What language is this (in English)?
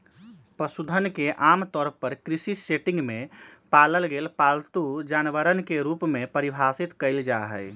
Magahi